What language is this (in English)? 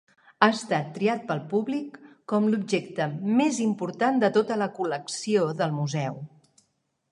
Catalan